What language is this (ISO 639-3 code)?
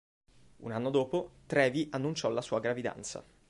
ita